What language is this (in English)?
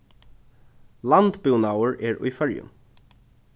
Faroese